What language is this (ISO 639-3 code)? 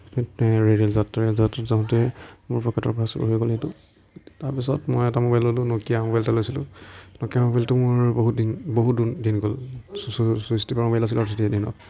asm